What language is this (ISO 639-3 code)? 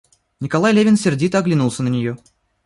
rus